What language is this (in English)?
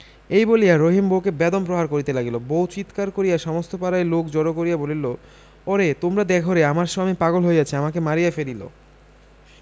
Bangla